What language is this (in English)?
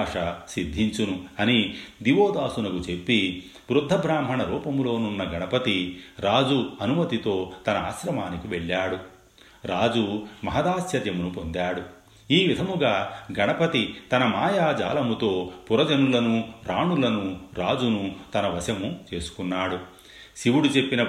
Telugu